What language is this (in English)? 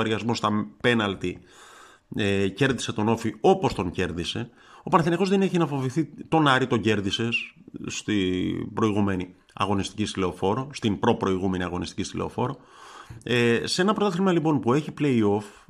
Greek